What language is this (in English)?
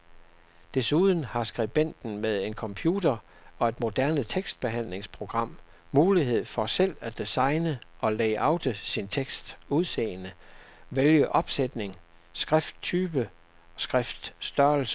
Danish